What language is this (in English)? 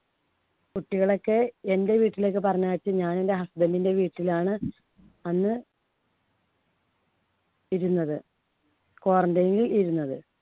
Malayalam